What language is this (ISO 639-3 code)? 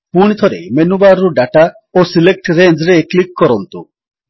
ori